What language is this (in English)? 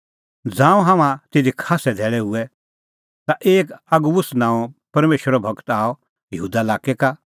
Kullu Pahari